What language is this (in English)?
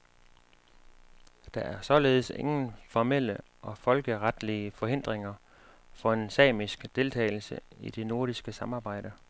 Danish